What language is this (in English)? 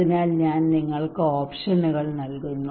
Malayalam